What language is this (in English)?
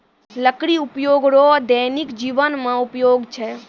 Maithili